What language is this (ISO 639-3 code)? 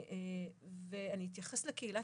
heb